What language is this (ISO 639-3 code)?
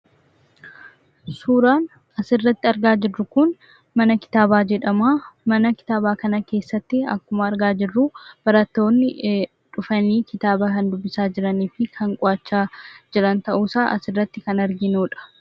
orm